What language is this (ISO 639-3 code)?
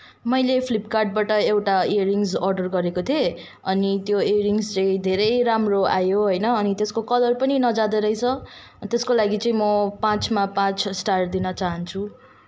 nep